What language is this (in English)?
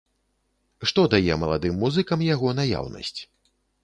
Belarusian